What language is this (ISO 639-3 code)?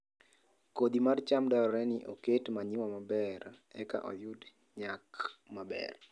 luo